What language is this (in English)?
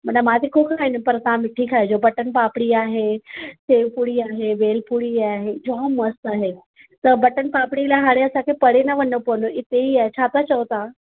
Sindhi